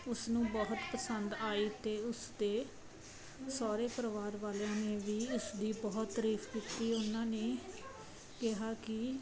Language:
Punjabi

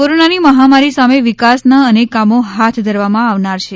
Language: Gujarati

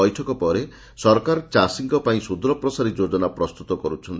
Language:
Odia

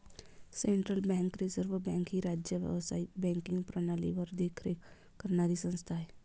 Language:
Marathi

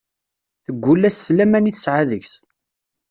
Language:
Kabyle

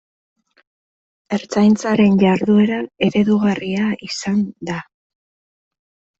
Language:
Basque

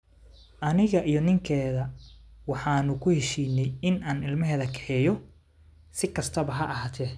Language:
Somali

